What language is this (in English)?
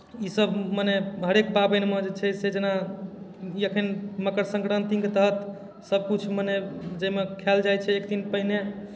Maithili